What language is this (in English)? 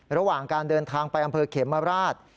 Thai